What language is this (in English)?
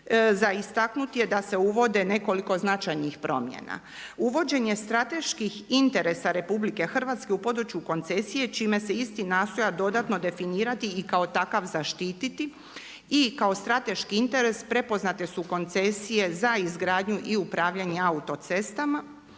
Croatian